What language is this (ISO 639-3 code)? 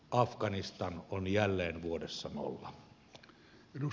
fin